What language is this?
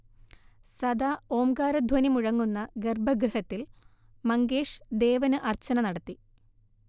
Malayalam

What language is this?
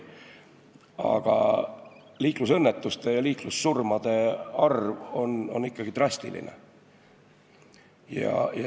Estonian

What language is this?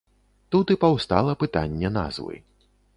Belarusian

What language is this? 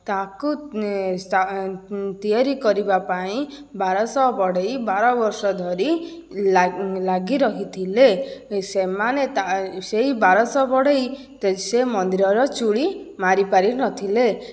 Odia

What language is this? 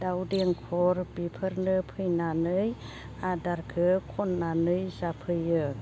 Bodo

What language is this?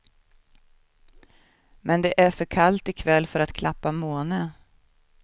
Swedish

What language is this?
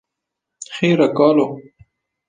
Kurdish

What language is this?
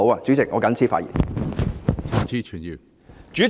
Cantonese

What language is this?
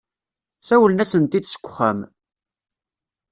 Kabyle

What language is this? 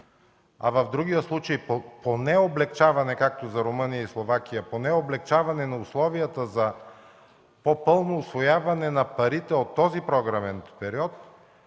Bulgarian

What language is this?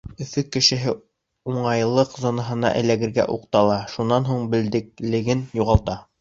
Bashkir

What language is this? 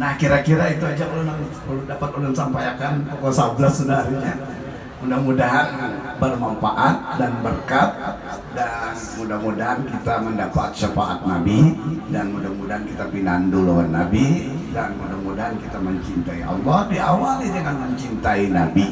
Indonesian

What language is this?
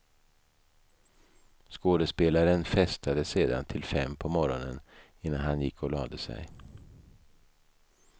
Swedish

